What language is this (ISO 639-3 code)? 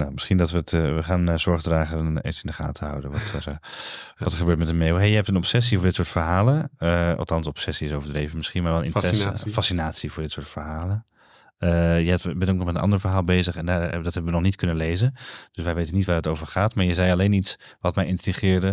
nld